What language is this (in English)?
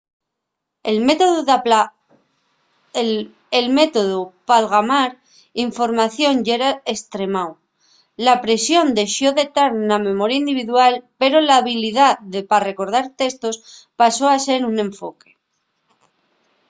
Asturian